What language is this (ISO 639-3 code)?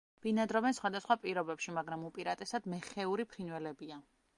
kat